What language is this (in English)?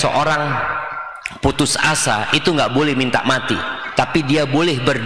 Indonesian